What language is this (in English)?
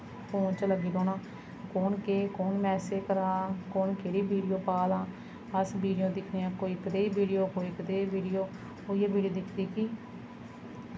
Dogri